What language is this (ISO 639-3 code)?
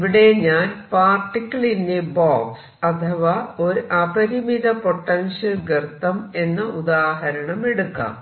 mal